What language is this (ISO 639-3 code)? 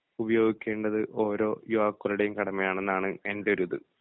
mal